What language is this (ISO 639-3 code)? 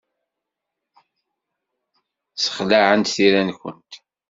kab